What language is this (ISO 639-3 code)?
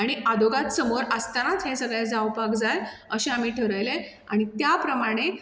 kok